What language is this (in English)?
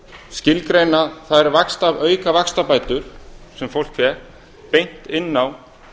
Icelandic